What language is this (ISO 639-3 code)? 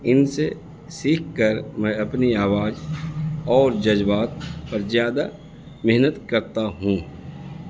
urd